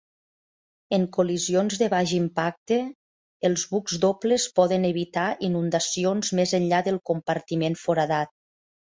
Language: Catalan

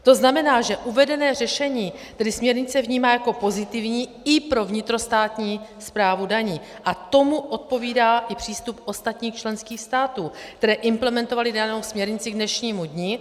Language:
Czech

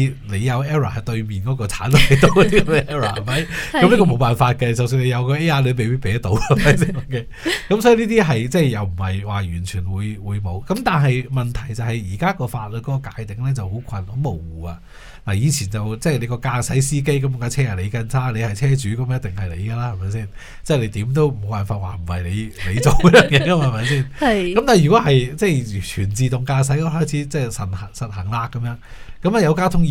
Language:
Chinese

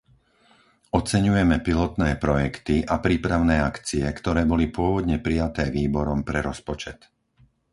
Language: Slovak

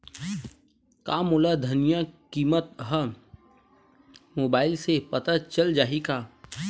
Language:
Chhattisgarhi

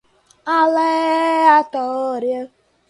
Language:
Portuguese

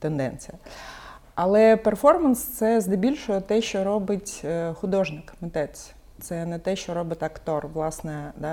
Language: Ukrainian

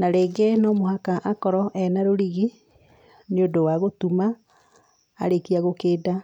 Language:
Kikuyu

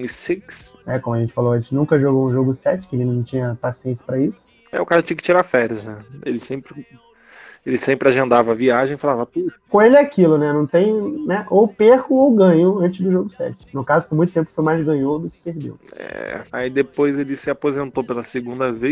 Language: Portuguese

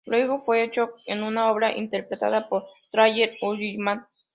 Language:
Spanish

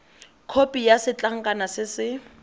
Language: Tswana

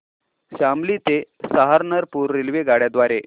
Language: Marathi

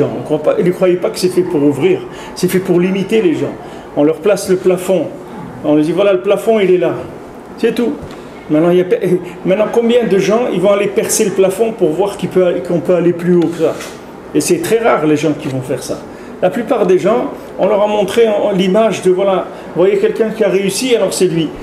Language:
French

